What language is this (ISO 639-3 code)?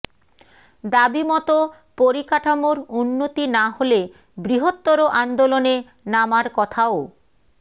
ben